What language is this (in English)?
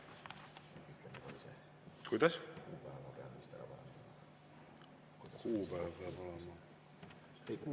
Estonian